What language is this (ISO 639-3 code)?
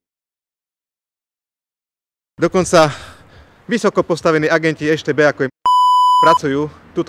slk